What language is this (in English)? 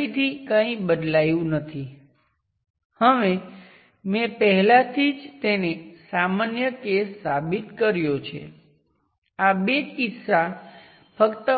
Gujarati